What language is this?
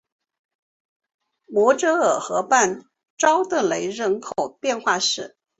Chinese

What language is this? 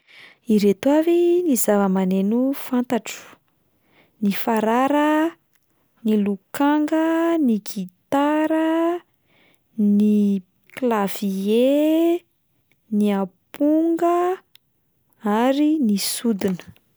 Malagasy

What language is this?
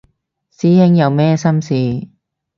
Cantonese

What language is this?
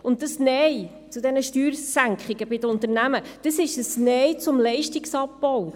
Swiss German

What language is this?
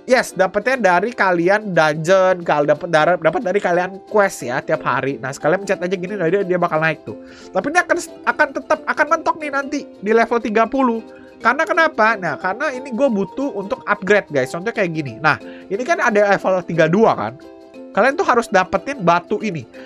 Indonesian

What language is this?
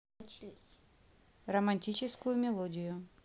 Russian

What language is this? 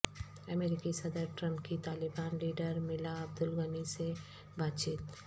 Urdu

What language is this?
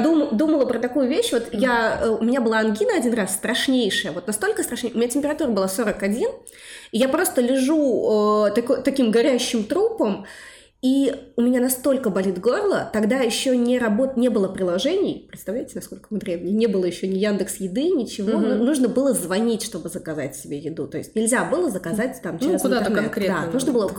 Russian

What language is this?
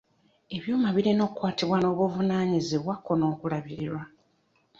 Ganda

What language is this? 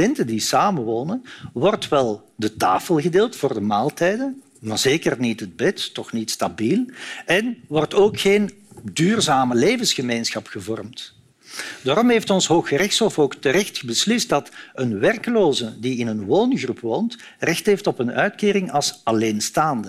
Dutch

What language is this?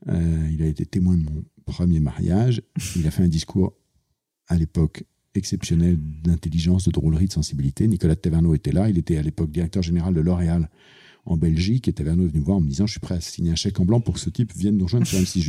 French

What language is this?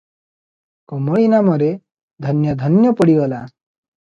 Odia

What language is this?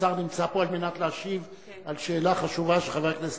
Hebrew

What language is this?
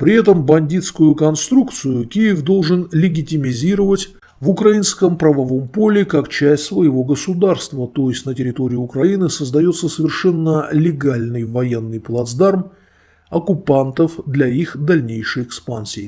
Russian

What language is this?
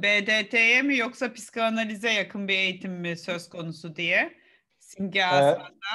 Turkish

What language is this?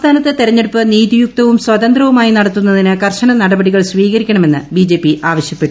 Malayalam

